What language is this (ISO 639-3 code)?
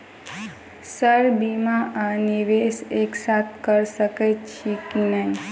mai